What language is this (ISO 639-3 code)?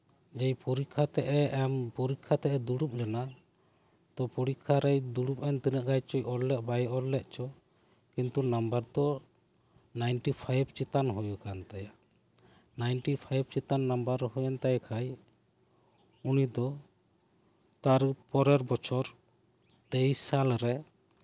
sat